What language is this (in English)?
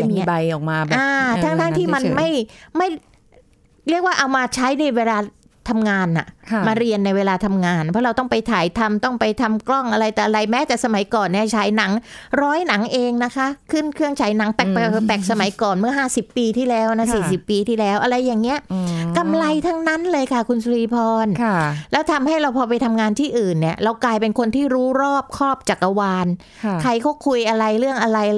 Thai